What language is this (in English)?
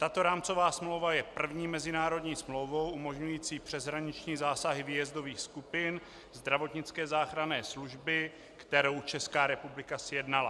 Czech